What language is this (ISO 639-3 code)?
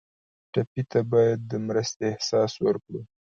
pus